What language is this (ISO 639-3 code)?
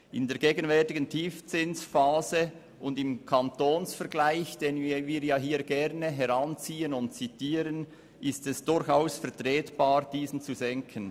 gsw